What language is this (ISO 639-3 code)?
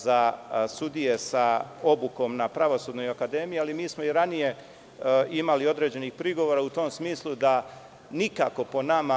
srp